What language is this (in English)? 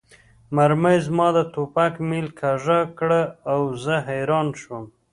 Pashto